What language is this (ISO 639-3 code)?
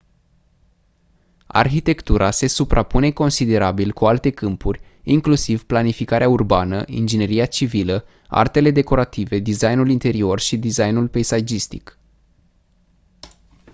ron